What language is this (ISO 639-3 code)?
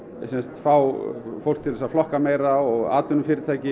isl